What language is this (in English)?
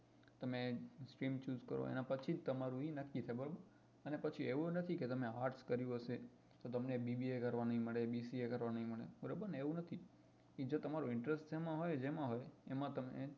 Gujarati